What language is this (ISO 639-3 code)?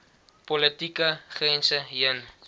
afr